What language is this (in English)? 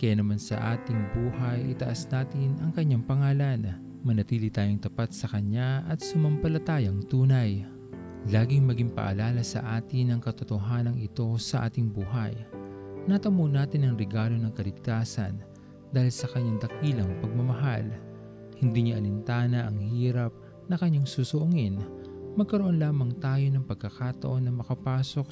Filipino